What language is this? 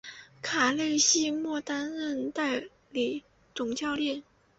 Chinese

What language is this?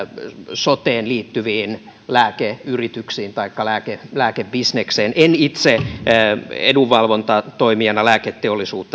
Finnish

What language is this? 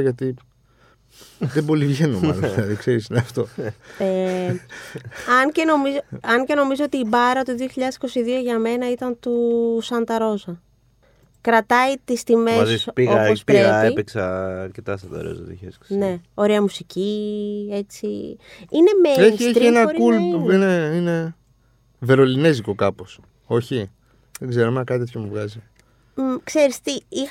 Greek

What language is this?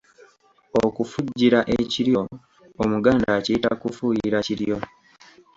Ganda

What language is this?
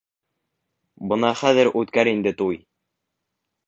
Bashkir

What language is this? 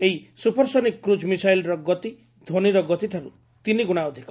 Odia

